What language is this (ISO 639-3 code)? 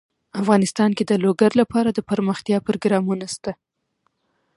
pus